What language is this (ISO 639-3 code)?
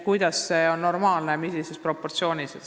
est